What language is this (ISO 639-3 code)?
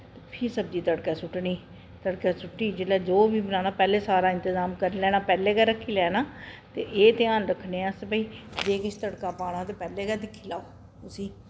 doi